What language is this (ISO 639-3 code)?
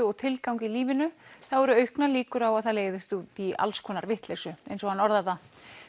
isl